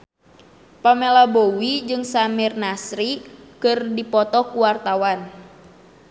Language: Sundanese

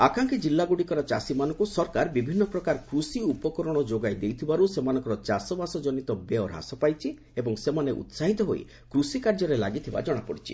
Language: Odia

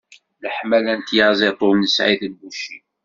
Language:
Kabyle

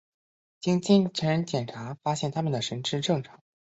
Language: Chinese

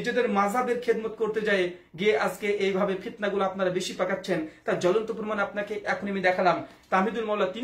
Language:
Dutch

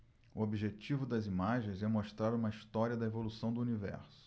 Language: Portuguese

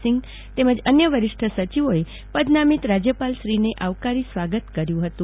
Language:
Gujarati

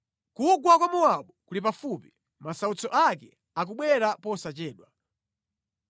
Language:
Nyanja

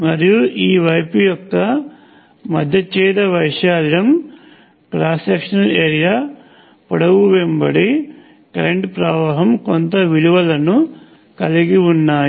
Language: Telugu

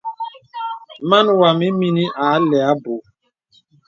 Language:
Bebele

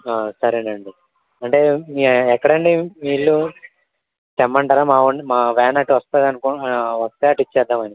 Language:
Telugu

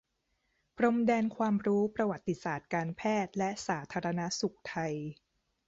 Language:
Thai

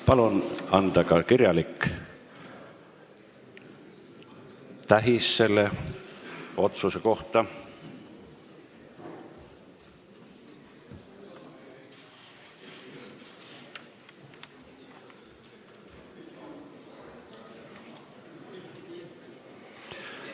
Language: Estonian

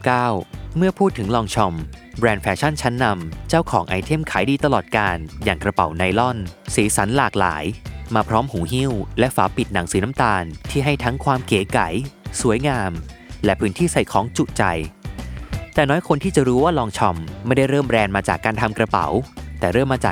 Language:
Thai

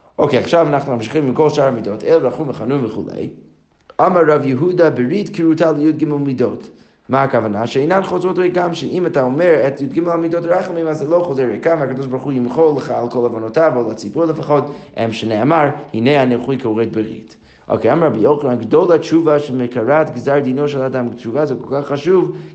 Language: Hebrew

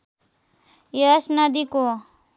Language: Nepali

